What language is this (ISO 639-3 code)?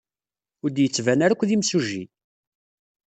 kab